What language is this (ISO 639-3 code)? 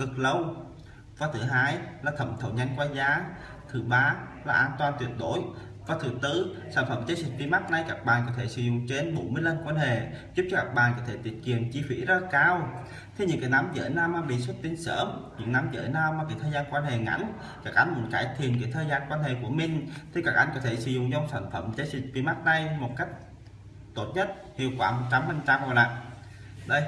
vie